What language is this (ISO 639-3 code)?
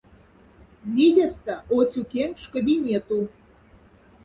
mdf